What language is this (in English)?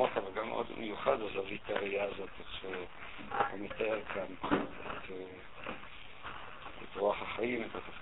Hebrew